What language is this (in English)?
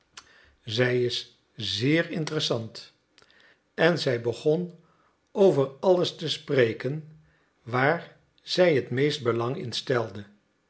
Dutch